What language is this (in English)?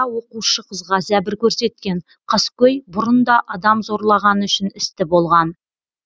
Kazakh